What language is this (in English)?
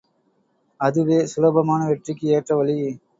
Tamil